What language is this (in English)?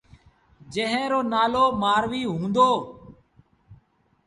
Sindhi Bhil